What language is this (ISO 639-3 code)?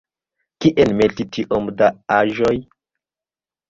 epo